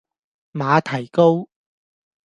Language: Cantonese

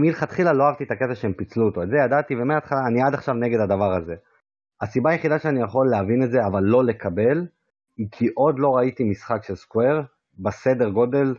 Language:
Hebrew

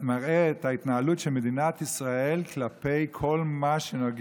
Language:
Hebrew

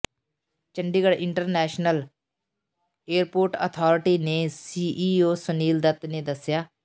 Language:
Punjabi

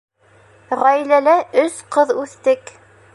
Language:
Bashkir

